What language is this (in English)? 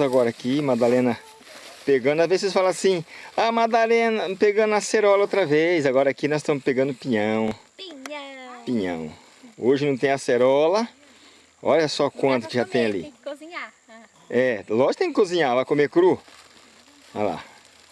Portuguese